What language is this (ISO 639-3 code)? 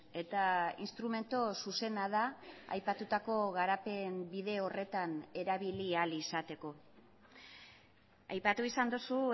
eus